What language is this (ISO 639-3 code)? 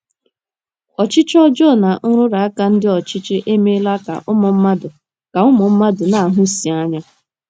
ibo